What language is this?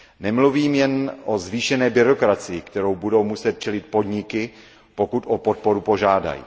Czech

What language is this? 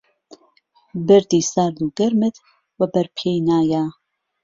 Central Kurdish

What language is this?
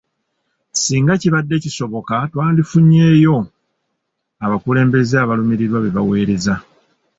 Ganda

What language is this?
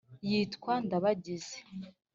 Kinyarwanda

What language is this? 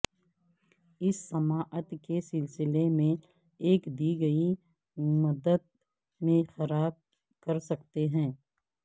Urdu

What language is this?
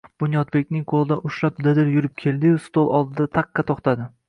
Uzbek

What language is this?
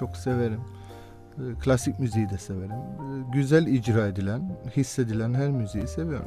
Turkish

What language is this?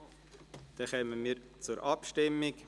Swiss German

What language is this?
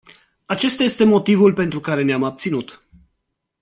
Romanian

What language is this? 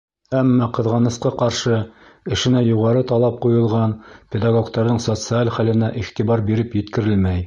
Bashkir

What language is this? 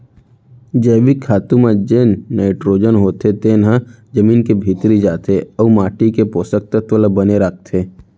Chhattisgarhi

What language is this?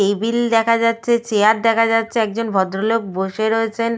Bangla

